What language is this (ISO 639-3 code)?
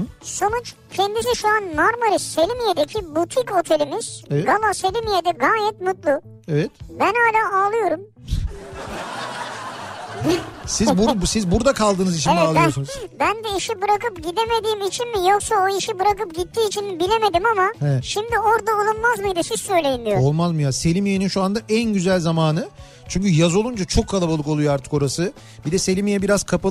tur